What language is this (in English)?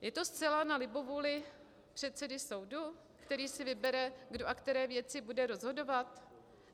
Czech